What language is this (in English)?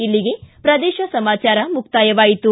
Kannada